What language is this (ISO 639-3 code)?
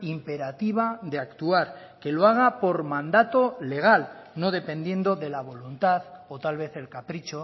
spa